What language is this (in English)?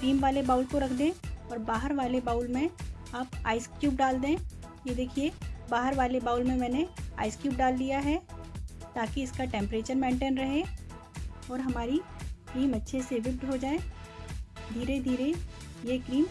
Hindi